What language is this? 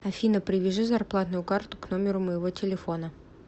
Russian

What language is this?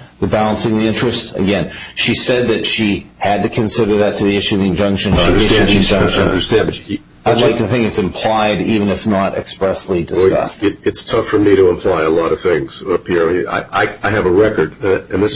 English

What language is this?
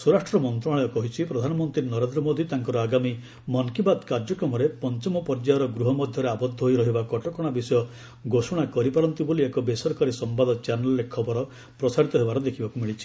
Odia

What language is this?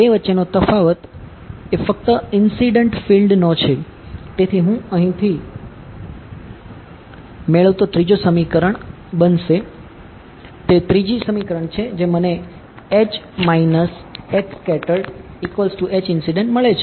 Gujarati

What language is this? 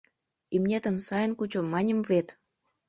Mari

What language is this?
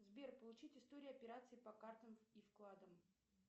Russian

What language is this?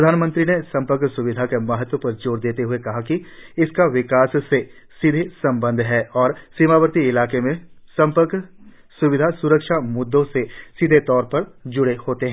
Hindi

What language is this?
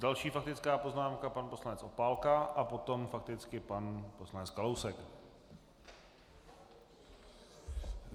Czech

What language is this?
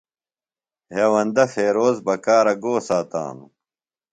Phalura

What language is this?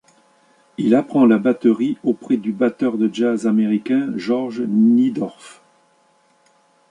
French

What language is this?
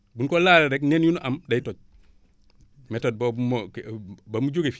Wolof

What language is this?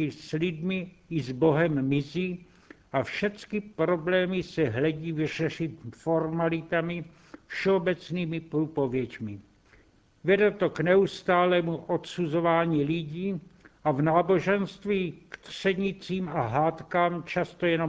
Czech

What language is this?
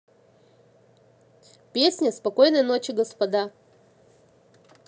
Russian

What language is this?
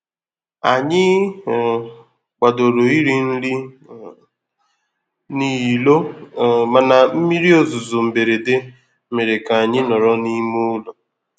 Igbo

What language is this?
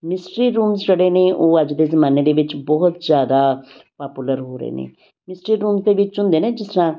Punjabi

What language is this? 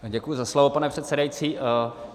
Czech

